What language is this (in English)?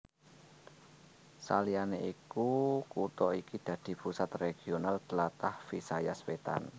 Javanese